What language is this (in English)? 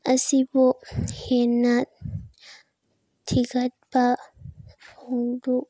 Manipuri